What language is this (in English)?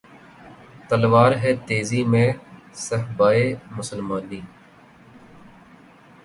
Urdu